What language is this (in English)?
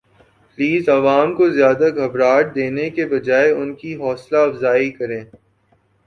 Urdu